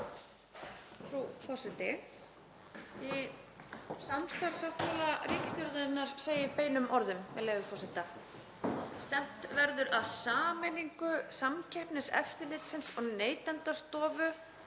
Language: Icelandic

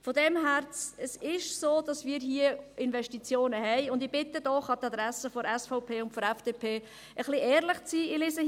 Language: Swiss German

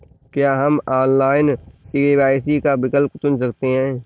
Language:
Hindi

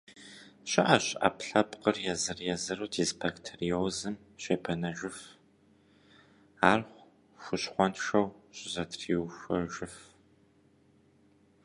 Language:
Kabardian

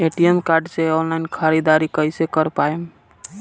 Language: Bhojpuri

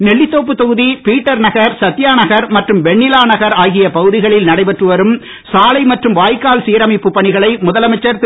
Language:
Tamil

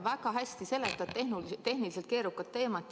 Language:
Estonian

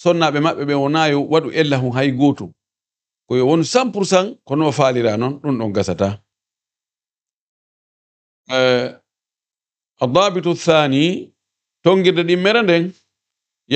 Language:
Arabic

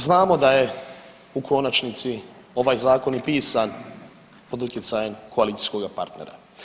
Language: Croatian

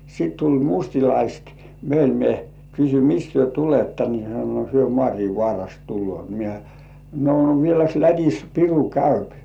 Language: Finnish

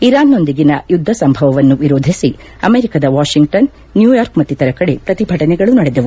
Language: Kannada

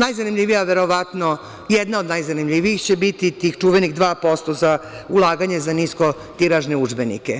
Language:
Serbian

